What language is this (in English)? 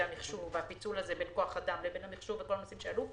Hebrew